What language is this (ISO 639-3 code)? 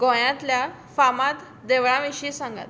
kok